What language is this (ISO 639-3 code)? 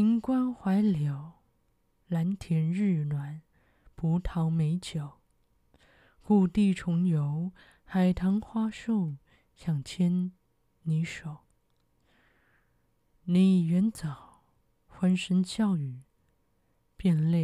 zho